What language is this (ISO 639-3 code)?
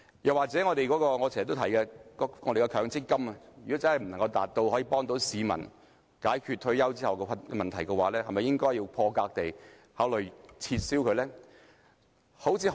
yue